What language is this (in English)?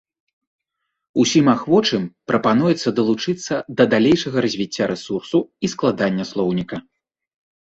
Belarusian